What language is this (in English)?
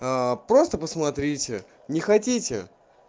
Russian